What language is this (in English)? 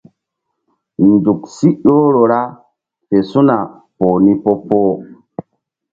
Mbum